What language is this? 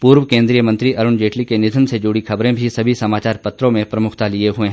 Hindi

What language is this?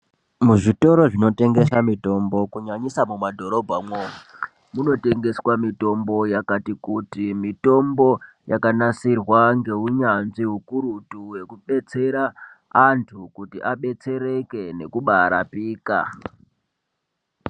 Ndau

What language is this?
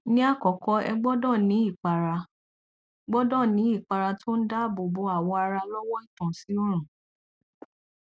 Yoruba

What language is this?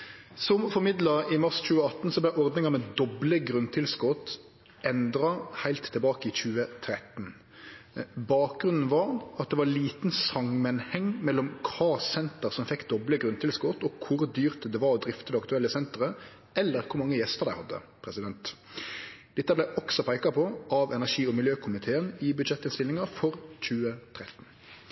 Norwegian Nynorsk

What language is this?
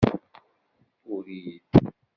Kabyle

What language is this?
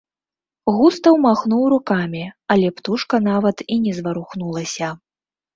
Belarusian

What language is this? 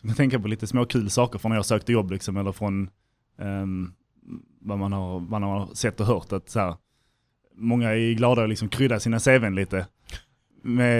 Swedish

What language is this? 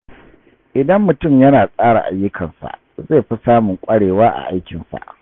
Hausa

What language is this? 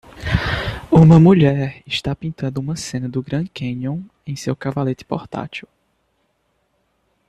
Portuguese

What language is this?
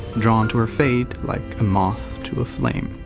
English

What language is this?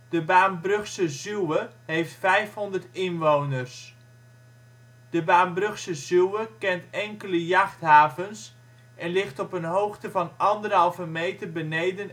Dutch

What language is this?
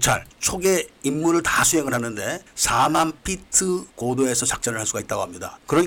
Korean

